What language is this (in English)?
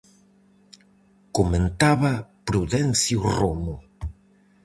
Galician